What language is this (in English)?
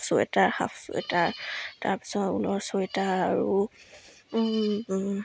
Assamese